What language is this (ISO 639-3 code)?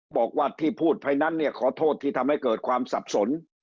tha